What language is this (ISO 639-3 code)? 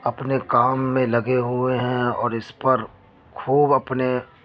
urd